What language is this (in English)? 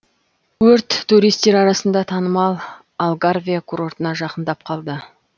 Kazakh